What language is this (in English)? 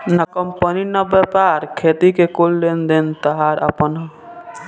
Bhojpuri